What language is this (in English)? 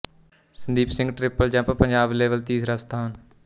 Punjabi